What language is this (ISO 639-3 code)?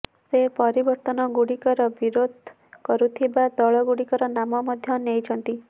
ori